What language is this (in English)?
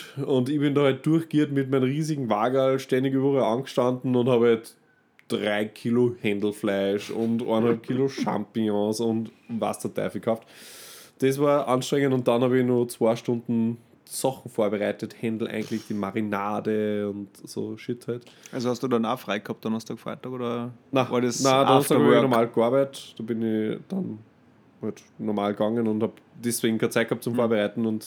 German